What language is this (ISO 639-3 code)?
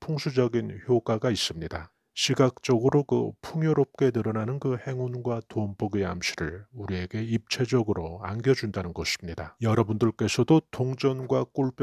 kor